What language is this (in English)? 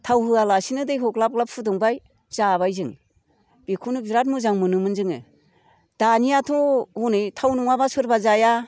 Bodo